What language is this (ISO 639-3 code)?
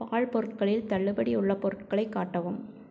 tam